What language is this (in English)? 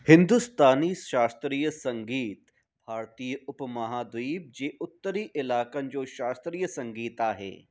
Sindhi